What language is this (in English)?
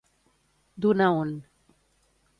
Catalan